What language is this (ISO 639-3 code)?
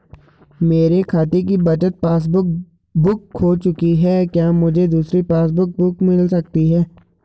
hin